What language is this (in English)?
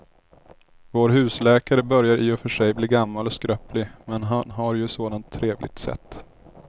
Swedish